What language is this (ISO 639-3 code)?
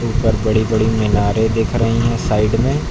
hin